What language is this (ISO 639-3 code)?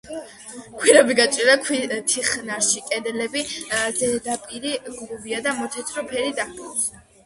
kat